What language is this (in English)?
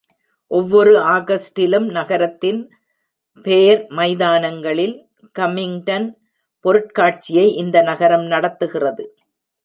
Tamil